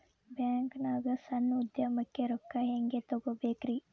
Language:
Kannada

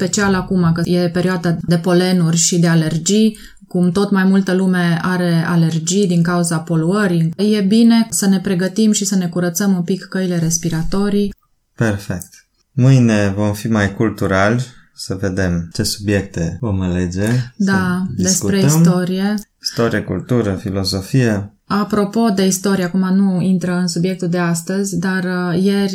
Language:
Romanian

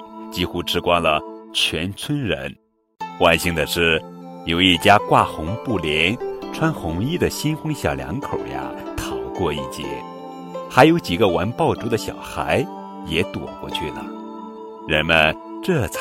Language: Chinese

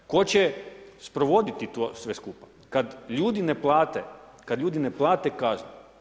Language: Croatian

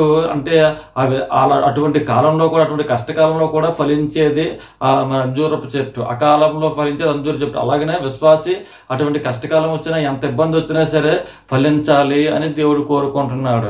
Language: Turkish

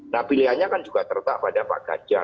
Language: Indonesian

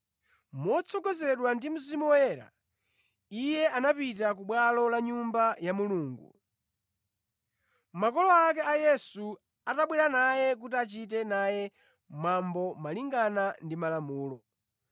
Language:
Nyanja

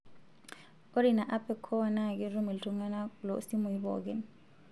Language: Masai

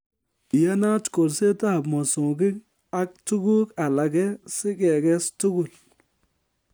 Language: Kalenjin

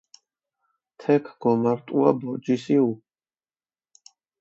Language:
Mingrelian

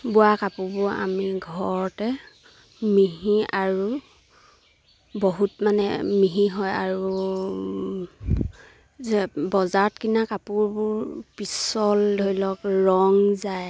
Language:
Assamese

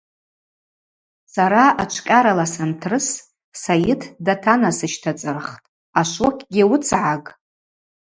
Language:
Abaza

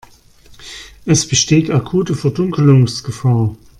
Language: German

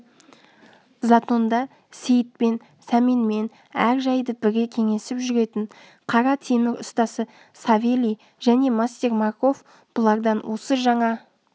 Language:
Kazakh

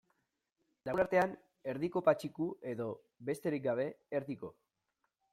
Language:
Basque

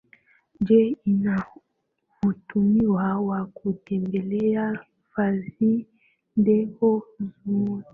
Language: Swahili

